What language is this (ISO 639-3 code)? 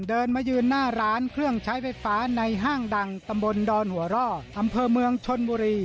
tha